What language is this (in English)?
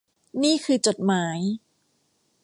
Thai